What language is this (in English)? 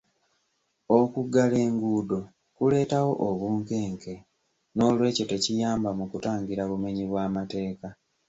Ganda